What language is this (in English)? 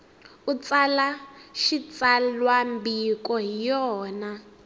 Tsonga